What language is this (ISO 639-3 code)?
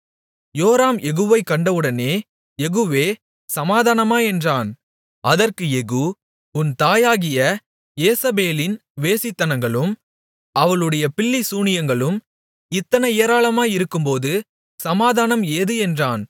tam